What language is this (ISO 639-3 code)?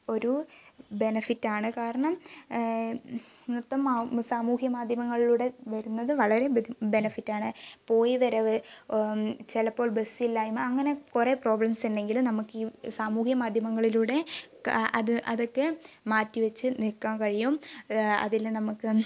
mal